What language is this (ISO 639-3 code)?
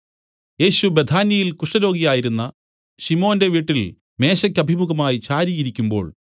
mal